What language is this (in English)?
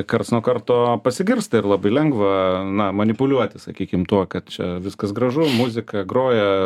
Lithuanian